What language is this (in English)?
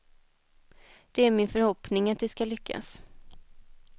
Swedish